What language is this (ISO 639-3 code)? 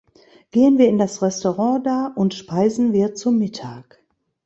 deu